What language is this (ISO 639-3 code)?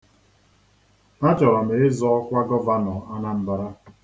ibo